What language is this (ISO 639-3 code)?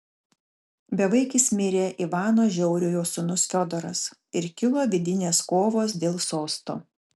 lit